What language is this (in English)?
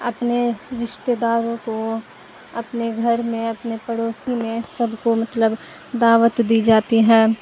Urdu